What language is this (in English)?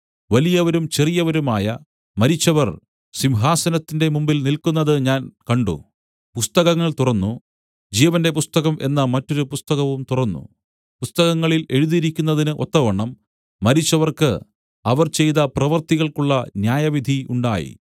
Malayalam